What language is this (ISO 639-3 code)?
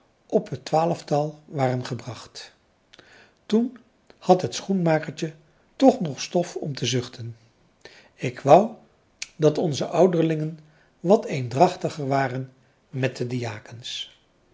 nld